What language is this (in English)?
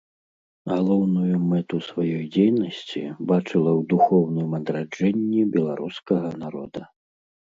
Belarusian